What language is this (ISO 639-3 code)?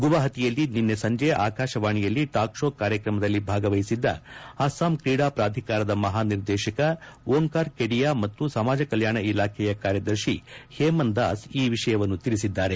kan